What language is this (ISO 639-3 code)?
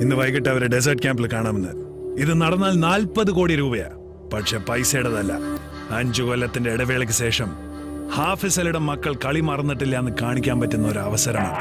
mal